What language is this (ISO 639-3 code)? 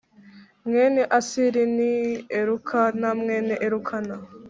kin